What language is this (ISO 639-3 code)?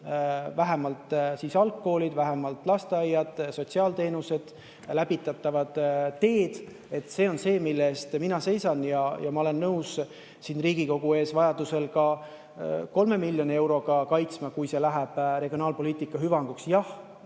est